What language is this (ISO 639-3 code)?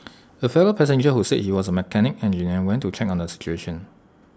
eng